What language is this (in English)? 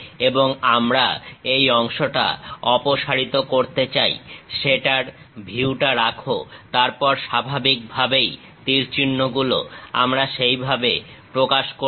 Bangla